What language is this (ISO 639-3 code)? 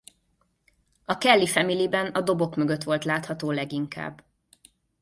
hun